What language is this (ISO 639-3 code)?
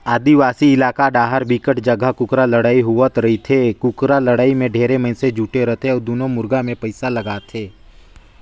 hne